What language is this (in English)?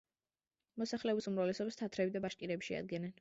Georgian